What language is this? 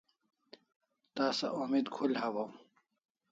Kalasha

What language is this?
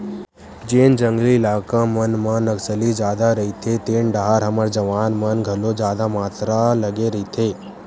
Chhattisgarhi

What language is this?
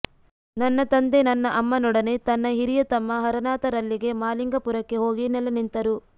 Kannada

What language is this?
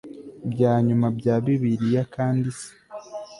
Kinyarwanda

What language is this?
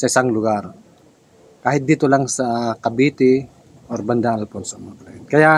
Filipino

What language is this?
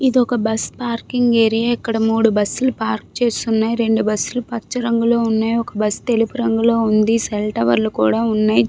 Telugu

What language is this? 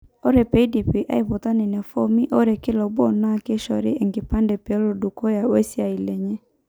Masai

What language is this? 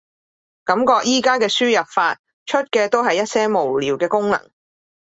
Cantonese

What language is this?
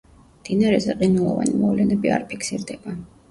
Georgian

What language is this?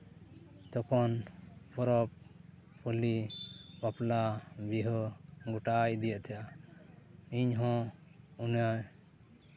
Santali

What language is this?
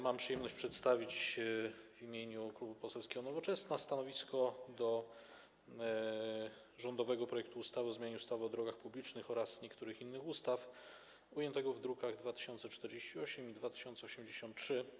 Polish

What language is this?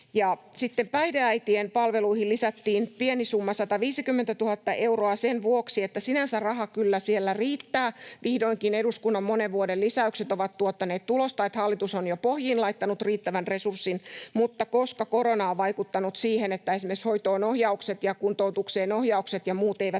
Finnish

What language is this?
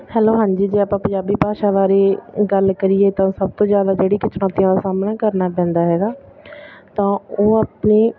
Punjabi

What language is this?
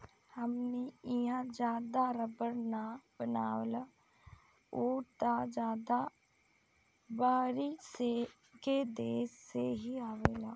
Bhojpuri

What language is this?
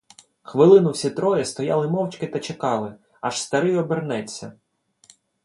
Ukrainian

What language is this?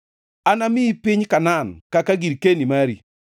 Luo (Kenya and Tanzania)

